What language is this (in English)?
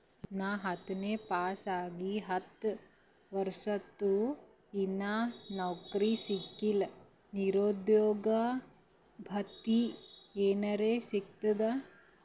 Kannada